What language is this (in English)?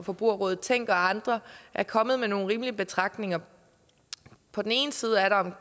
Danish